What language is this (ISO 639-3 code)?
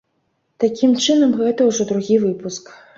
bel